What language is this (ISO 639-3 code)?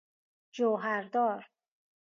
fas